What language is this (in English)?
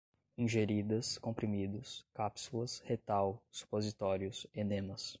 Portuguese